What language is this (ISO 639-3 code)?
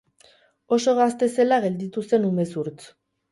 eus